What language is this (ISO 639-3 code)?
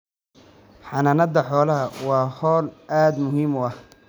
som